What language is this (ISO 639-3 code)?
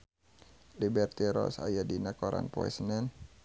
sun